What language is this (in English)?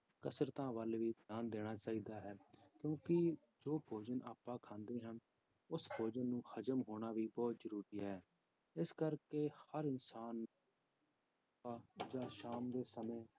Punjabi